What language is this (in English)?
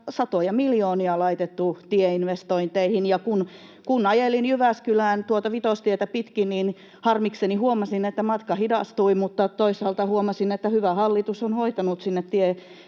Finnish